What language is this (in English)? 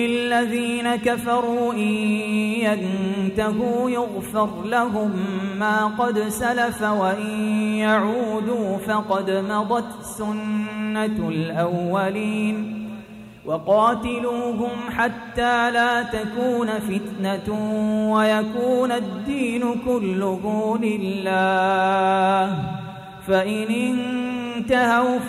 Arabic